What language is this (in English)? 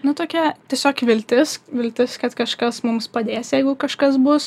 Lithuanian